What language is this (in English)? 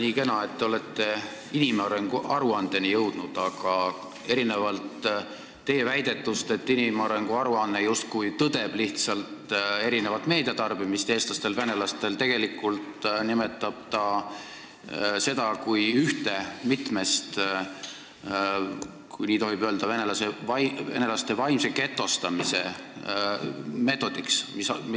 Estonian